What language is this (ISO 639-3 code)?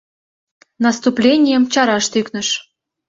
chm